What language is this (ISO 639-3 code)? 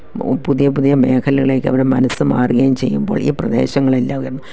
mal